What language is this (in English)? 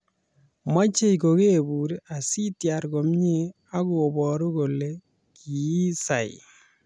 Kalenjin